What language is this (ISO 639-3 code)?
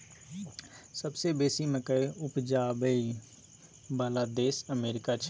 mai